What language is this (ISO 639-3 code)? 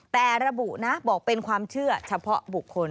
tha